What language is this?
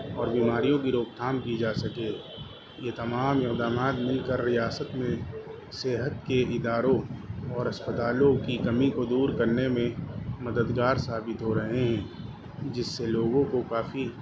Urdu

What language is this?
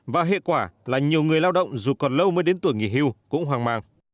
Vietnamese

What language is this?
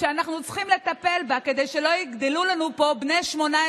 Hebrew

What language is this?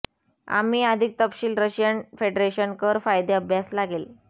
Marathi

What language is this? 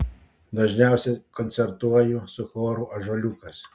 Lithuanian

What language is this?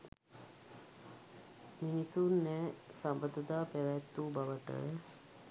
Sinhala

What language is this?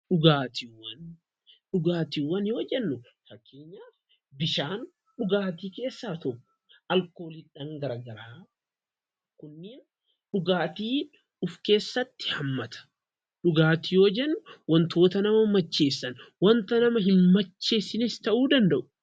Oromo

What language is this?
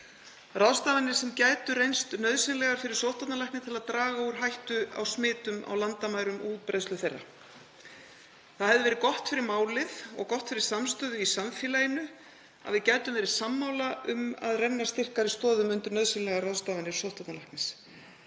Icelandic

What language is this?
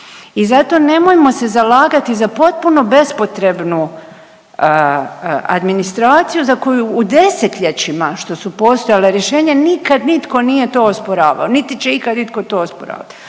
Croatian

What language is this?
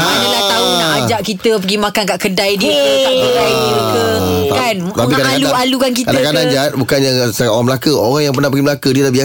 Malay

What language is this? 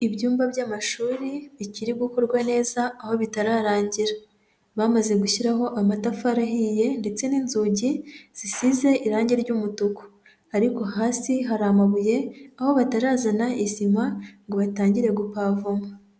Kinyarwanda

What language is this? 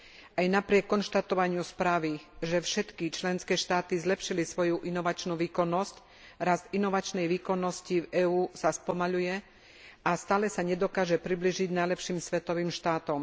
Slovak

